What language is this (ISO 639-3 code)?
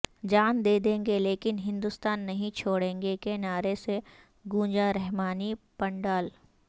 urd